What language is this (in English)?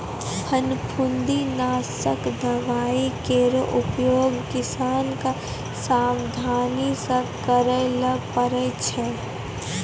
Maithili